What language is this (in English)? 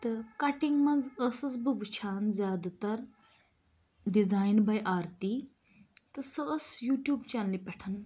Kashmiri